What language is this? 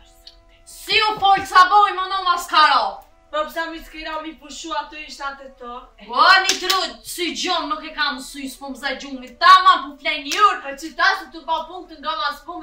Romanian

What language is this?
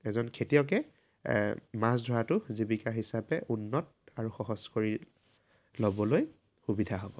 Assamese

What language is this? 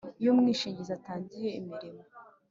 Kinyarwanda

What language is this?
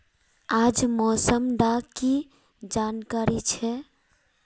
Magahi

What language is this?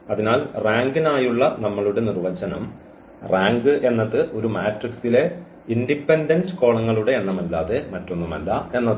Malayalam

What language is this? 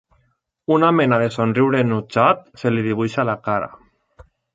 Catalan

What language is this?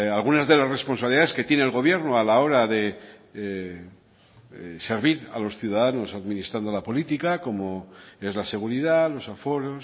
Spanish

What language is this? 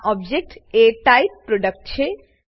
Gujarati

